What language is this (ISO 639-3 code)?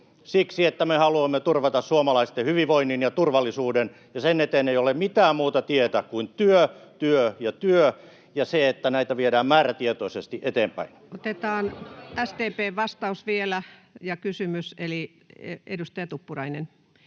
fin